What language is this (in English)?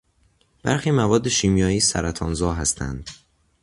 Persian